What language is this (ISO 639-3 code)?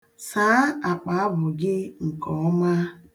ibo